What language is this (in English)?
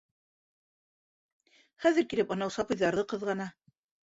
Bashkir